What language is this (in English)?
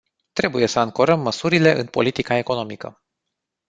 Romanian